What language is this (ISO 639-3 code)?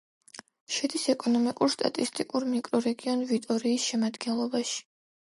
kat